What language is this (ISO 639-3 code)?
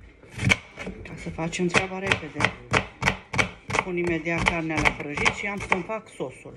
ron